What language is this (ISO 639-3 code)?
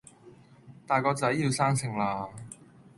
yue